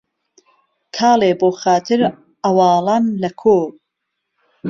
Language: Central Kurdish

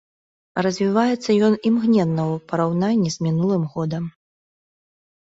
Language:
Belarusian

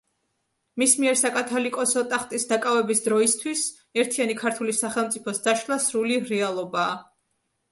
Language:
Georgian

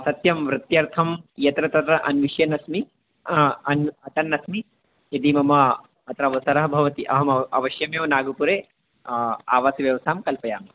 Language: Sanskrit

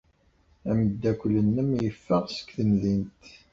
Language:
Kabyle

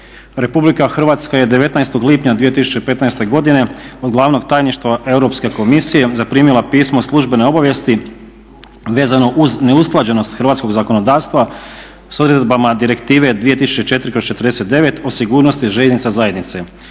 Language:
Croatian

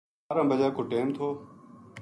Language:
Gujari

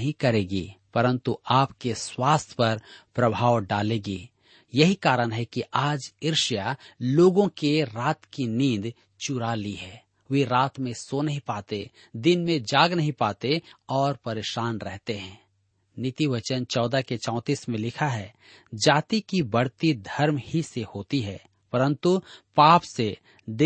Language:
Hindi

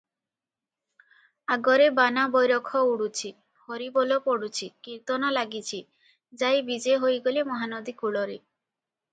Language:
Odia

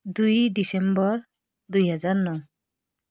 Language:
Nepali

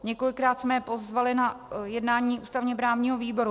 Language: Czech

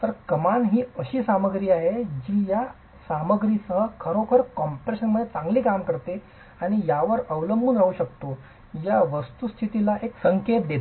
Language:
Marathi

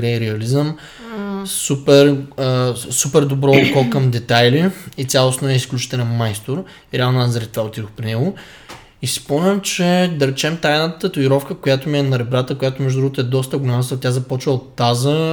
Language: Bulgarian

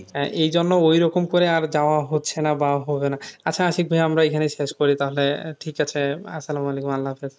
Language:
Bangla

